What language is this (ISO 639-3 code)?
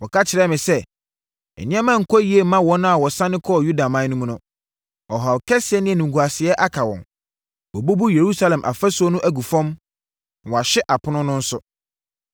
aka